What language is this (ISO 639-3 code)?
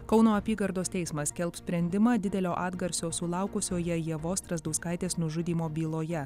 lit